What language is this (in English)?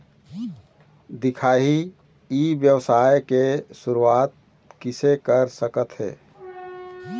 Chhattisgarhi